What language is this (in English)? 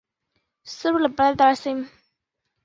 Chinese